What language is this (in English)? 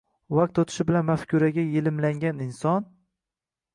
Uzbek